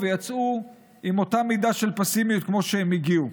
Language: Hebrew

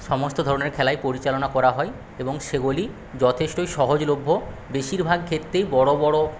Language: Bangla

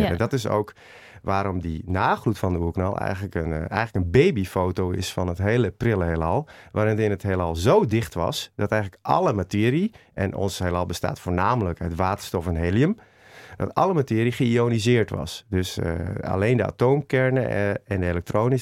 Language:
Dutch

